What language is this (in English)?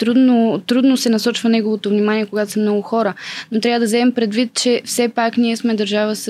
Bulgarian